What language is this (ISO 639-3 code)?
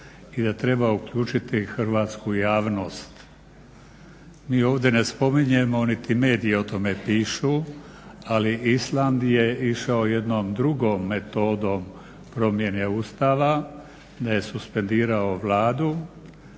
hrv